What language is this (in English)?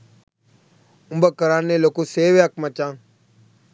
Sinhala